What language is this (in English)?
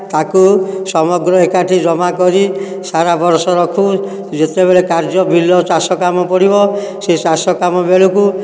Odia